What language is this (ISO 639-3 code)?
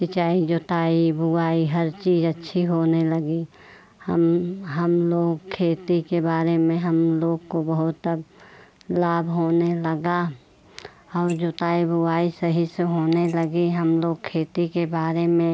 hin